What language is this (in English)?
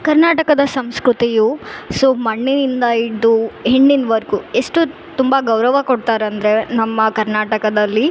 Kannada